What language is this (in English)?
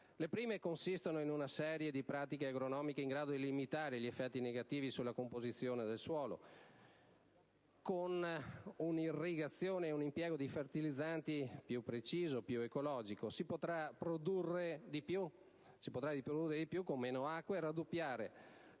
Italian